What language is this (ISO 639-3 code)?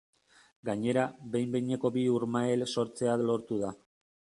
eus